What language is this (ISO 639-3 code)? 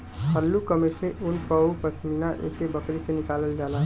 bho